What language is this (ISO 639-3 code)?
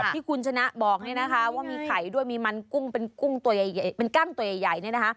tha